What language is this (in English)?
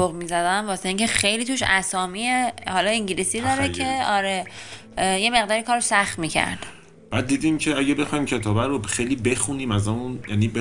Persian